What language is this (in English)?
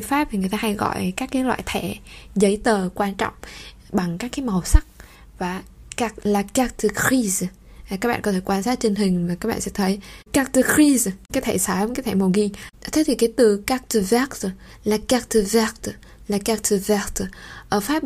Vietnamese